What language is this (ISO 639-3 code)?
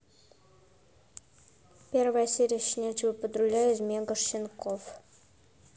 rus